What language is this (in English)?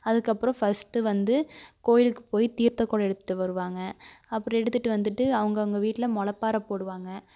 Tamil